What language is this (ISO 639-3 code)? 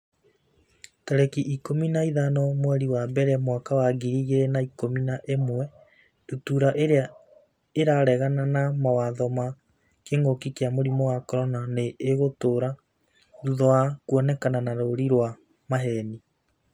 kik